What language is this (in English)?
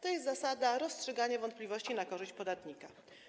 Polish